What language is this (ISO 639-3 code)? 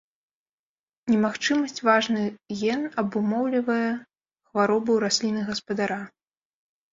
bel